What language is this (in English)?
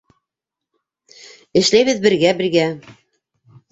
Bashkir